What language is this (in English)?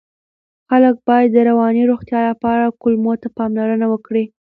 Pashto